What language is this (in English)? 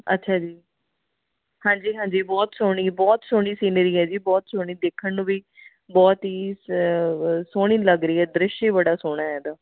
Punjabi